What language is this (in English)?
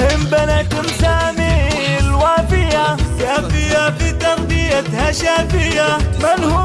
Arabic